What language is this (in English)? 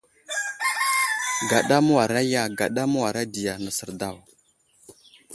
Wuzlam